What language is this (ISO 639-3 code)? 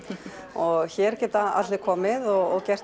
isl